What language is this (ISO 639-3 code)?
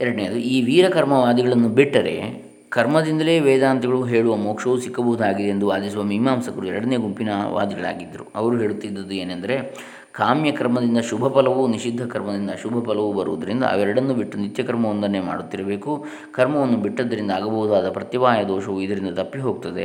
kan